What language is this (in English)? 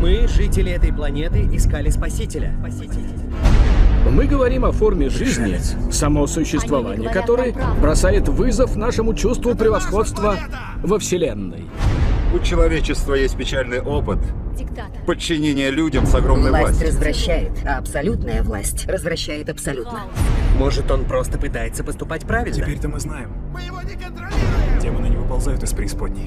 Russian